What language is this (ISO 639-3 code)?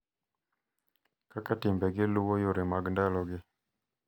luo